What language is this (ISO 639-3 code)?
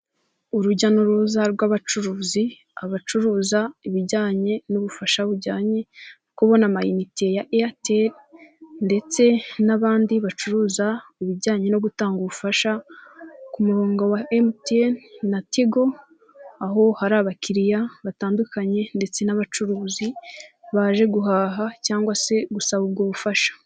kin